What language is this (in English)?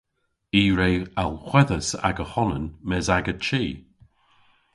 Cornish